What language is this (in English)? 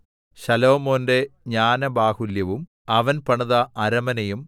Malayalam